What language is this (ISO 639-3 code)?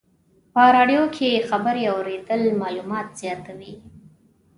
pus